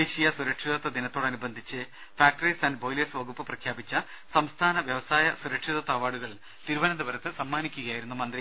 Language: Malayalam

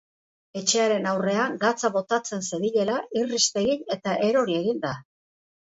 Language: Basque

